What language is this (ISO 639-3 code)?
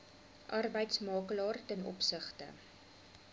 afr